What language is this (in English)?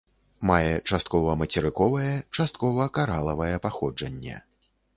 Belarusian